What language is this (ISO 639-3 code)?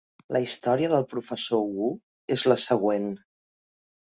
cat